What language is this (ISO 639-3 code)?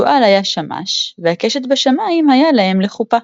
heb